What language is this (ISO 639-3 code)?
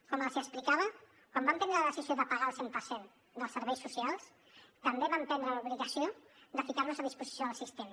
cat